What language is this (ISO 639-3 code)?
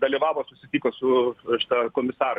lit